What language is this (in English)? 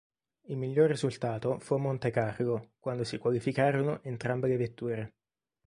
Italian